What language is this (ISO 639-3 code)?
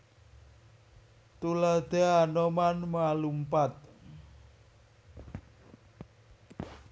jav